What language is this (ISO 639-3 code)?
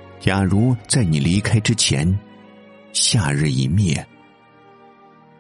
zho